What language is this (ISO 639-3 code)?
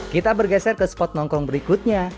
ind